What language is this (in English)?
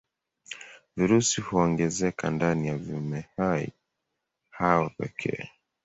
Swahili